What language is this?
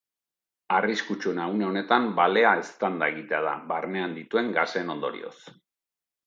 Basque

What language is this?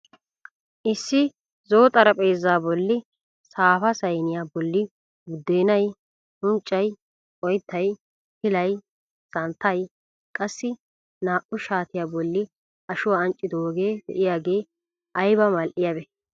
Wolaytta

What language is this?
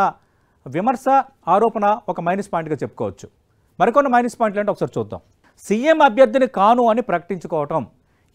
Telugu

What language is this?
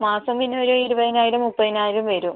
Malayalam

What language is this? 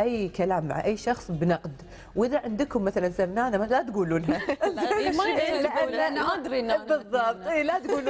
Arabic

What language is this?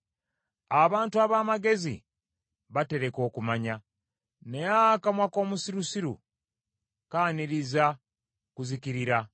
Ganda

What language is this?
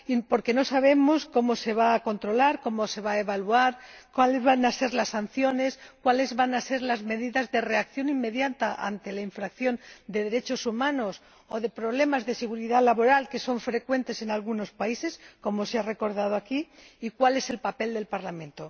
Spanish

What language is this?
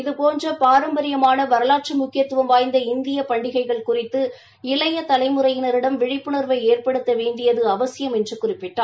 Tamil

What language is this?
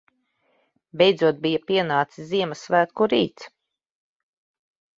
Latvian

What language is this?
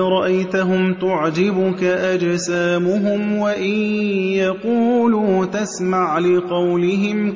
Arabic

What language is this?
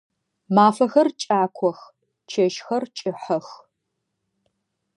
Adyghe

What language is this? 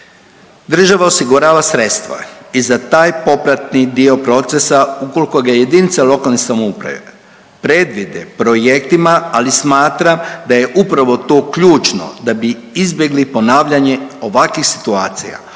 Croatian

